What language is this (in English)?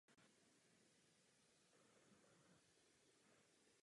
Czech